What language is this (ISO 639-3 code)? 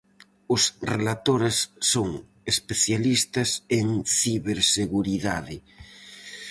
glg